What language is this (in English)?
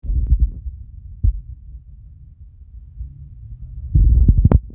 Masai